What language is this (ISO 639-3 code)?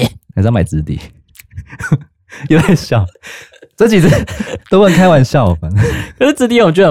zho